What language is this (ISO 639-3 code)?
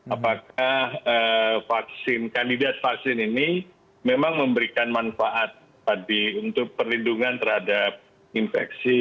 ind